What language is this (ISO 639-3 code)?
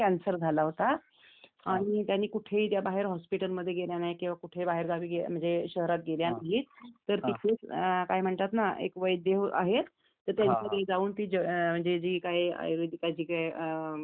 mar